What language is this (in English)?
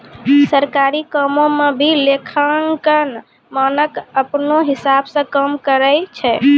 Maithili